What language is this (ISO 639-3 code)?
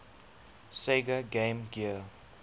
eng